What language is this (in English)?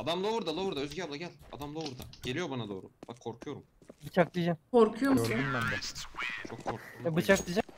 Turkish